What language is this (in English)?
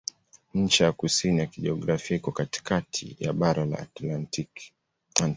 Swahili